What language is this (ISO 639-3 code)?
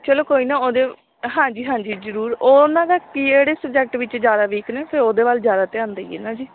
pan